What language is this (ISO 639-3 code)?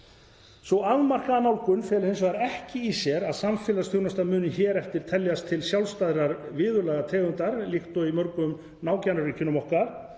isl